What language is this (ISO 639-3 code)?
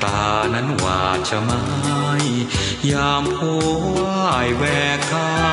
tha